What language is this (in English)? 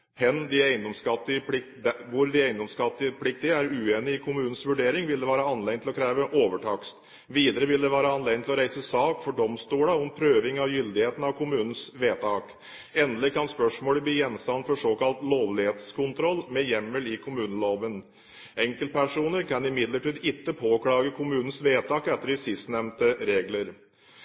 Norwegian Bokmål